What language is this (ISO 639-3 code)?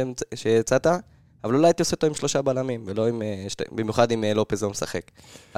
heb